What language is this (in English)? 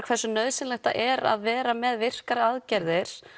Icelandic